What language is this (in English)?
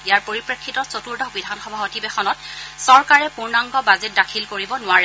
Assamese